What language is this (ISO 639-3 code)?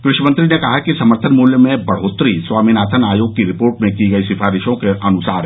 hin